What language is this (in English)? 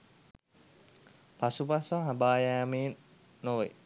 Sinhala